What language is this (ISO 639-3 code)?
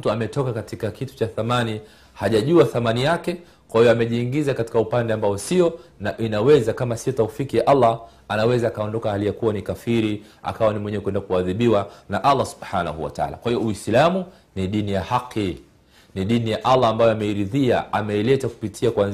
swa